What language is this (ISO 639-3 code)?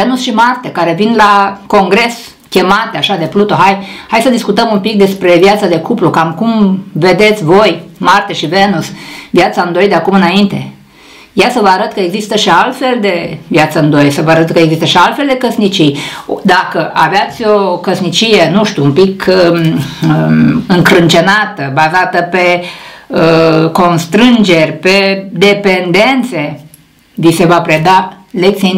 ron